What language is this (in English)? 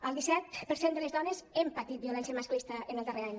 Catalan